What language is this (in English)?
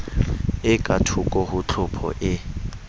Southern Sotho